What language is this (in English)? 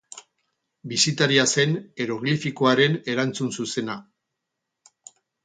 Basque